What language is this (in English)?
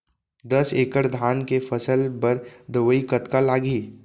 Chhattisgarhi